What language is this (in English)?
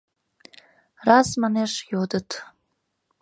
Mari